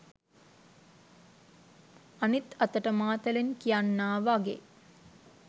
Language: Sinhala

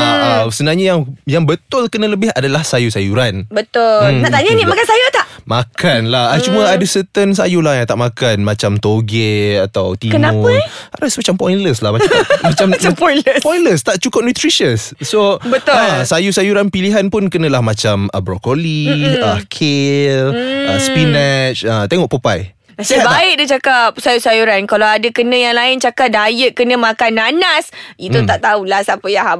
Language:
Malay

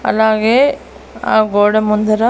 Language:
Telugu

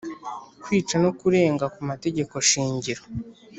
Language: Kinyarwanda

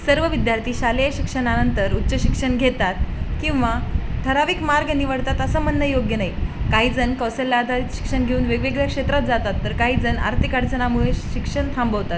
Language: Marathi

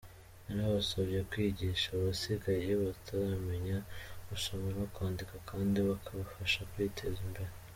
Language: Kinyarwanda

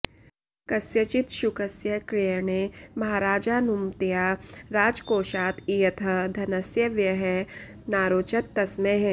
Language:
Sanskrit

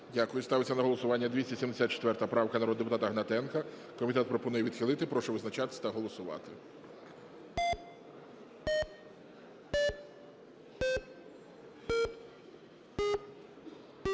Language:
Ukrainian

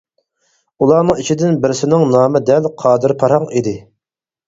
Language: Uyghur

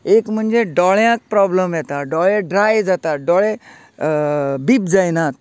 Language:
Konkani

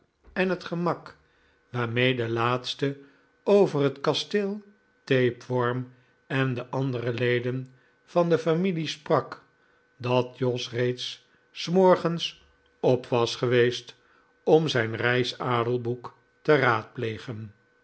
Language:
Dutch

